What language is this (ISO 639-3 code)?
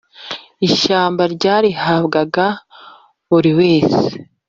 kin